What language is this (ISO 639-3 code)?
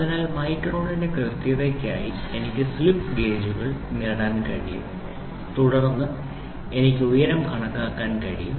mal